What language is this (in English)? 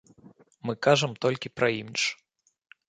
Belarusian